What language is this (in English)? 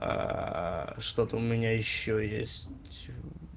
Russian